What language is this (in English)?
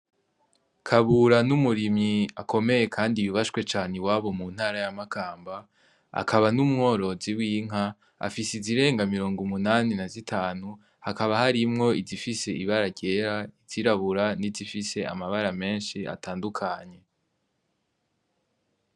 Rundi